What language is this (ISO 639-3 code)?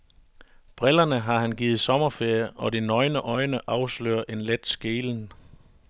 dan